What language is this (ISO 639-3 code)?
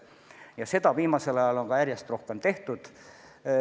est